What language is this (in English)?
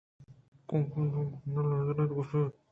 Eastern Balochi